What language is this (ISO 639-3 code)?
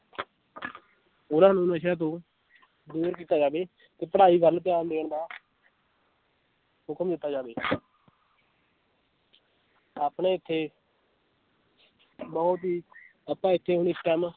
pan